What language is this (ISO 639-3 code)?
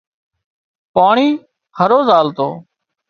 kxp